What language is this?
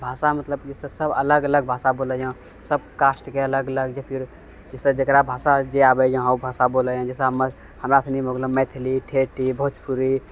Maithili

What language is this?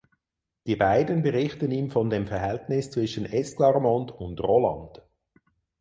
German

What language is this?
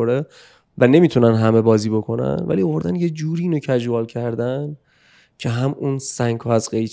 Persian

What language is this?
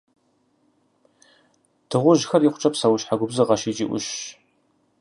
Kabardian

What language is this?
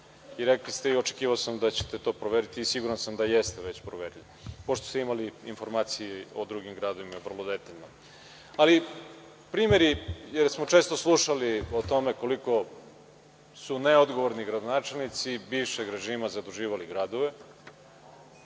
Serbian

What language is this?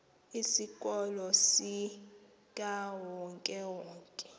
Xhosa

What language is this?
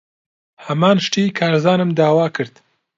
Central Kurdish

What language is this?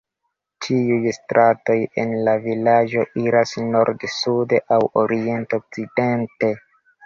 Esperanto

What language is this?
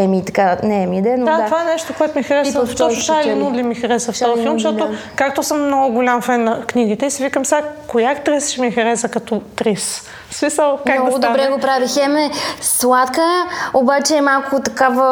Bulgarian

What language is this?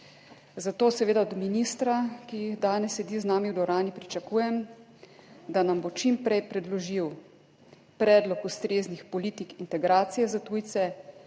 Slovenian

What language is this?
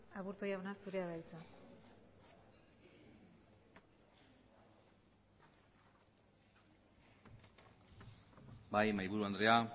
Basque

